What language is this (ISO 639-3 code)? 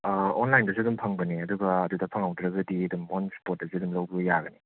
mni